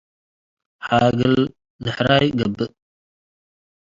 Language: Tigre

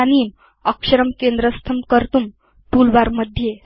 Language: Sanskrit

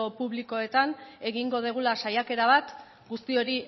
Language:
Basque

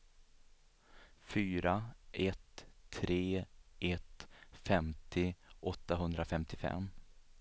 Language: Swedish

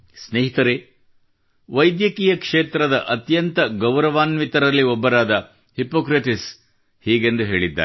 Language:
Kannada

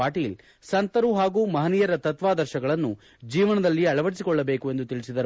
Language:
Kannada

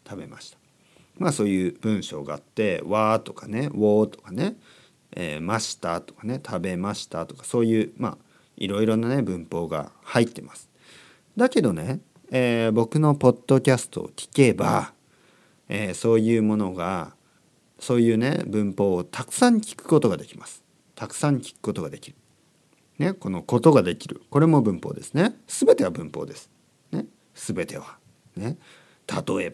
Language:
Japanese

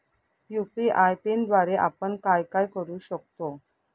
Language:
Marathi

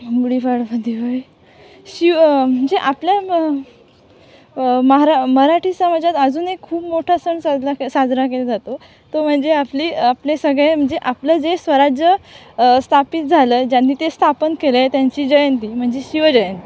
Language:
Marathi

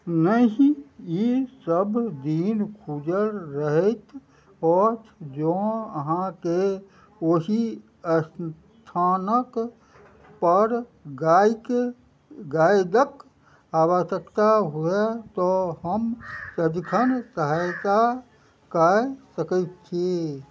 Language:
Maithili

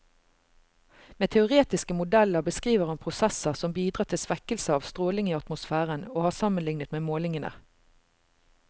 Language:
Norwegian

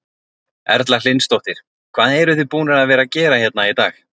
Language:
Icelandic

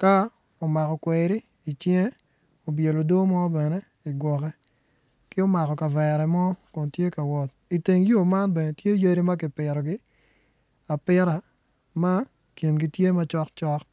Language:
Acoli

